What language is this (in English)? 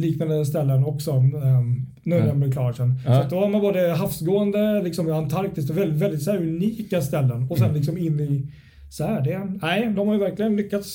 Swedish